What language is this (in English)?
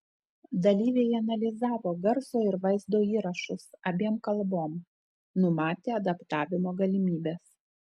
Lithuanian